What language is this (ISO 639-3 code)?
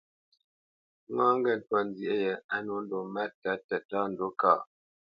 bce